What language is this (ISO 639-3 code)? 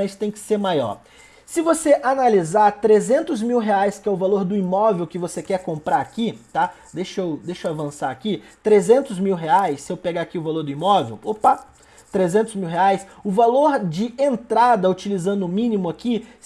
por